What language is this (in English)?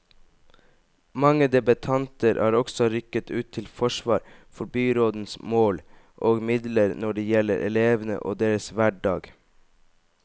Norwegian